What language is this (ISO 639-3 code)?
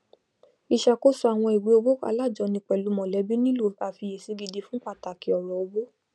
yor